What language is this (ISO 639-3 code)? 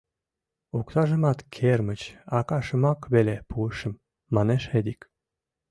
chm